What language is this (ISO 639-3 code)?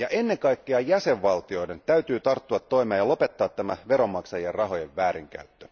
fin